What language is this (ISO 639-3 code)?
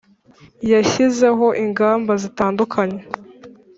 kin